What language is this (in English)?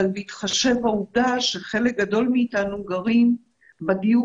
Hebrew